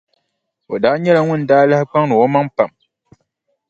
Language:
Dagbani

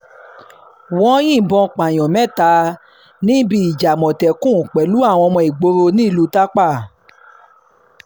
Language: Yoruba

